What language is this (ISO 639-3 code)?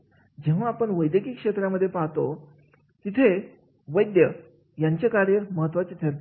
mar